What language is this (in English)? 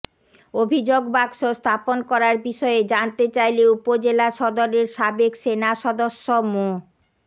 Bangla